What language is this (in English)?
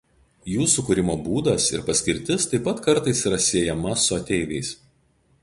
Lithuanian